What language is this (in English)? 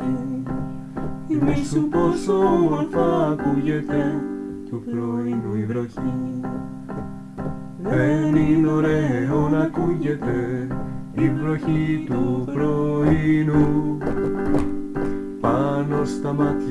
Greek